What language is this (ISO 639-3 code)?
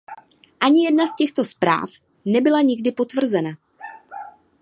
ces